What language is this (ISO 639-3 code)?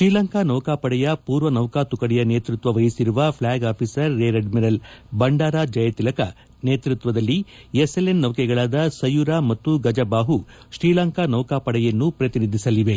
kan